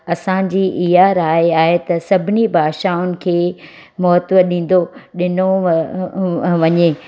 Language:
Sindhi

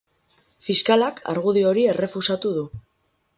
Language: Basque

